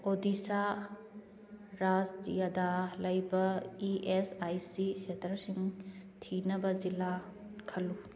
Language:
Manipuri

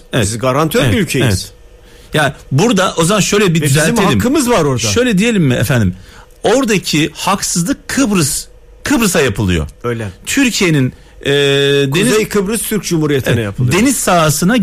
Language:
Turkish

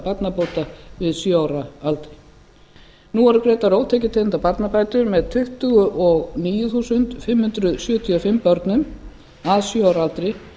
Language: Icelandic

